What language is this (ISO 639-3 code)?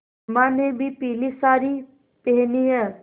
hin